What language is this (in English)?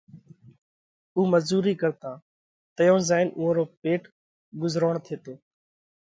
Parkari Koli